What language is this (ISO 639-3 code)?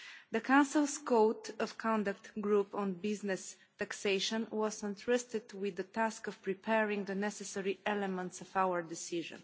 eng